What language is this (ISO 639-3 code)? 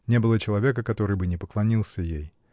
rus